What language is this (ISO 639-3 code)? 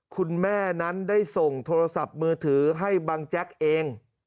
tha